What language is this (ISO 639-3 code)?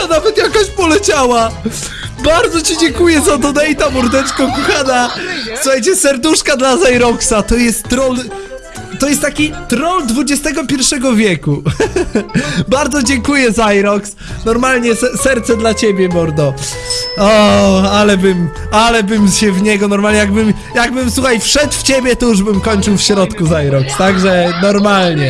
pol